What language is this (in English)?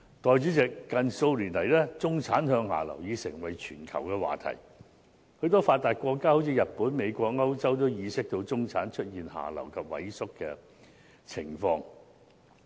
Cantonese